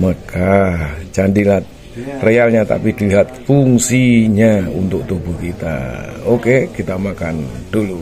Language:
Indonesian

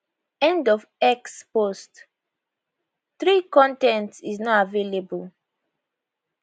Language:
Nigerian Pidgin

